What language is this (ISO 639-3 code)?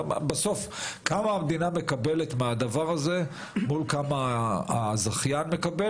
heb